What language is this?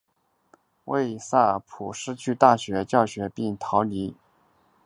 Chinese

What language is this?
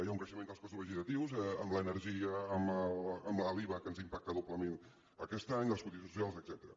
Catalan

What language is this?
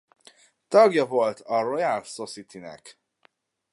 Hungarian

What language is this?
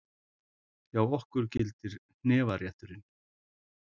Icelandic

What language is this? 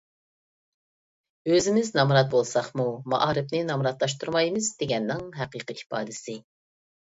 Uyghur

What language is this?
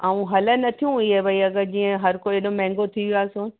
Sindhi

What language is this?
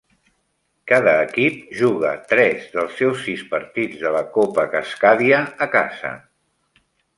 Catalan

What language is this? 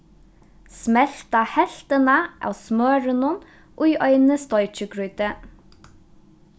Faroese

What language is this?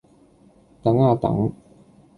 Cantonese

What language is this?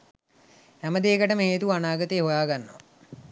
Sinhala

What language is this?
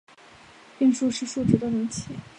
Chinese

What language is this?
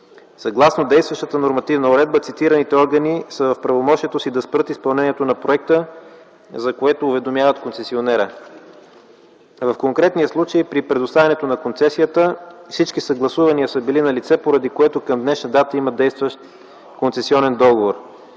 Bulgarian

